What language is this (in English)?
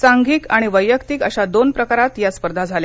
Marathi